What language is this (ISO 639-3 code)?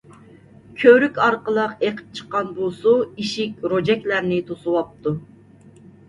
uig